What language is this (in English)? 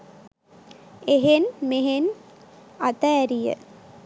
Sinhala